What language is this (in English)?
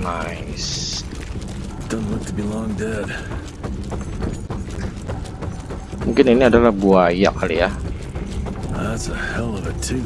Indonesian